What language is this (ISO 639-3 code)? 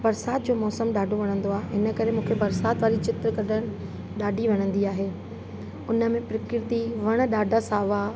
snd